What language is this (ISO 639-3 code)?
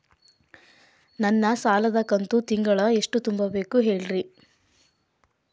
kan